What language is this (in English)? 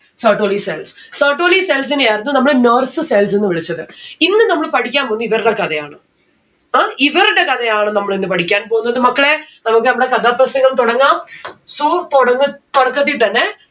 Malayalam